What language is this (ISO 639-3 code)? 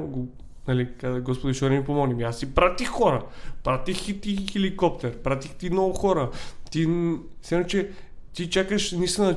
bul